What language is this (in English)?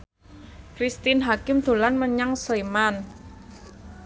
Javanese